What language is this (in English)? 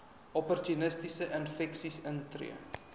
Afrikaans